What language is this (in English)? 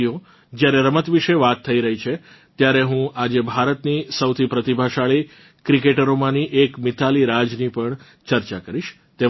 Gujarati